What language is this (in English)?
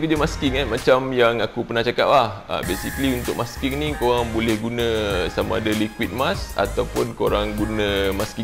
Malay